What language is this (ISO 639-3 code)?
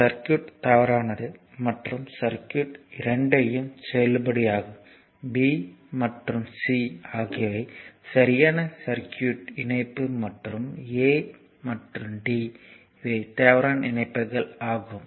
tam